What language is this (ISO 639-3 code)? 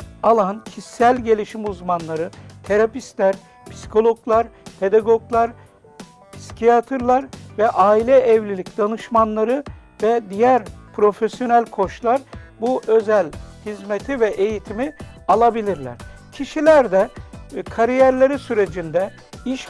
tur